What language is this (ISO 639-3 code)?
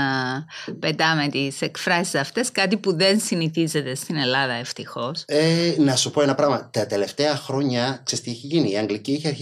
ell